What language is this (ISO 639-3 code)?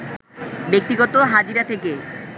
ben